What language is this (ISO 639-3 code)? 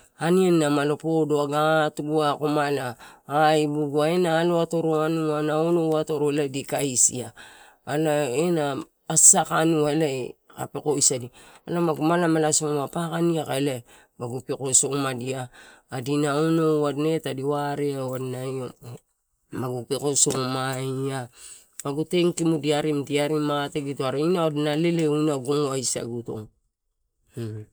ttu